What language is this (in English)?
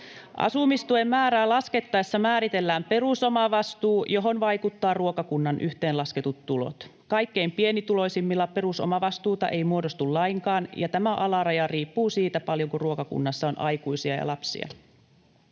Finnish